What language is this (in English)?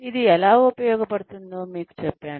Telugu